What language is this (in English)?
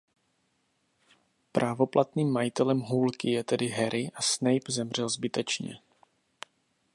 Czech